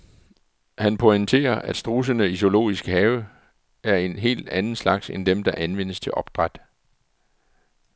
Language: Danish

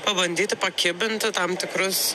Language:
Lithuanian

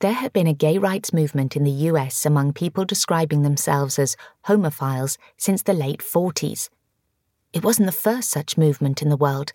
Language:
English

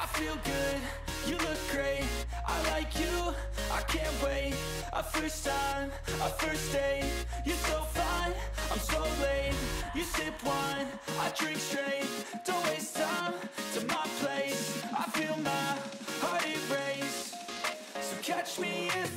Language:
English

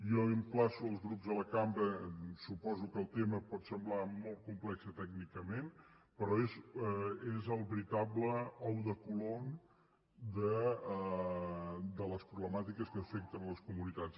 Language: Catalan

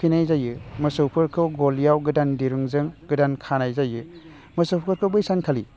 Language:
Bodo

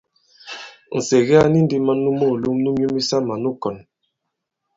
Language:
Bankon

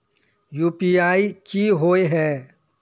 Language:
Magahi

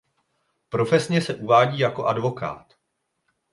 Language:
Czech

